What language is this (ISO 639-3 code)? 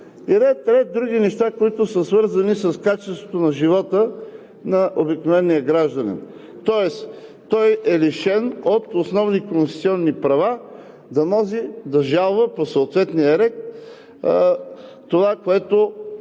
bul